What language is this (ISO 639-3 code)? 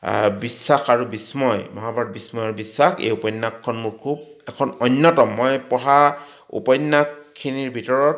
asm